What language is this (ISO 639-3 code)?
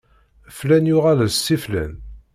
kab